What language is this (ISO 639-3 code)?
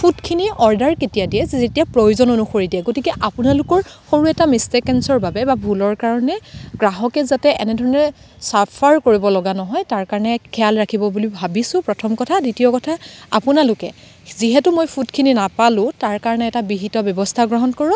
asm